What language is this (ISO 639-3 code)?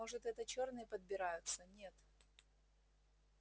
rus